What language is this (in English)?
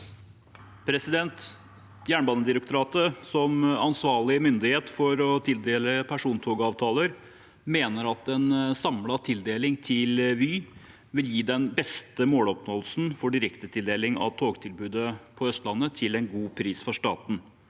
Norwegian